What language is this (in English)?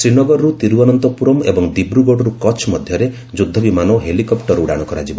Odia